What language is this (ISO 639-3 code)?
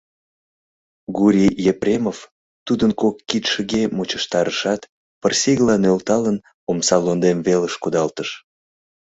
chm